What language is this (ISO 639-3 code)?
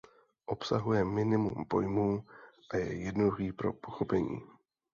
ces